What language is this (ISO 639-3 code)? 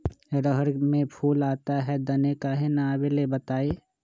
mag